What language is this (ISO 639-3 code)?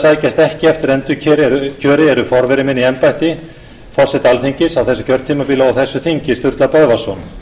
isl